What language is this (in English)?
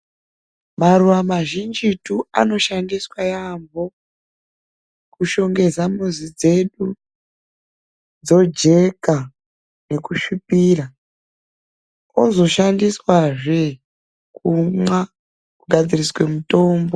Ndau